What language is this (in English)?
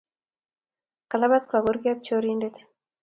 Kalenjin